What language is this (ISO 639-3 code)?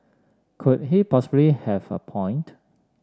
eng